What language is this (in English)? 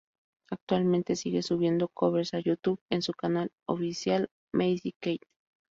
Spanish